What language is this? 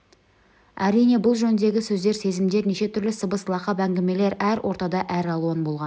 Kazakh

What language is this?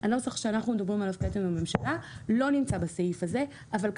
Hebrew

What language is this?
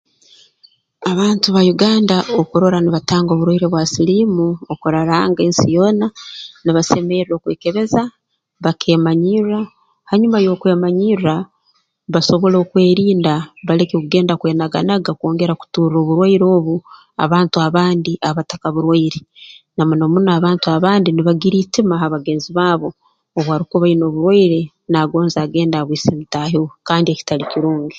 Tooro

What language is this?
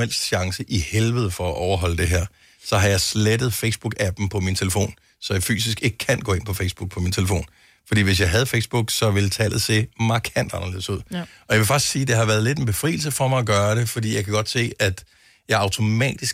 Danish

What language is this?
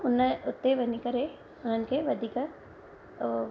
Sindhi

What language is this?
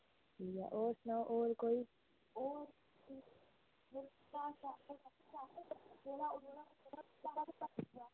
Dogri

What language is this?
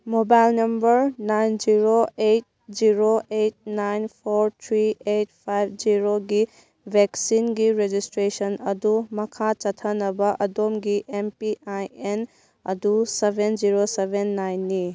Manipuri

